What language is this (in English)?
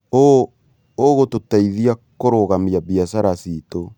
Kikuyu